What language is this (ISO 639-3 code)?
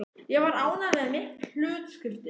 isl